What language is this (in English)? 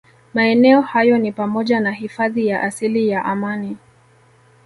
Swahili